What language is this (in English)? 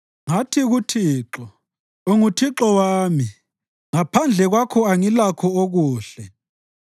North Ndebele